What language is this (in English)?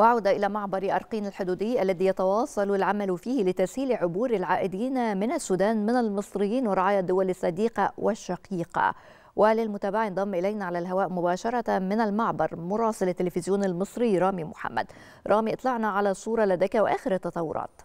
Arabic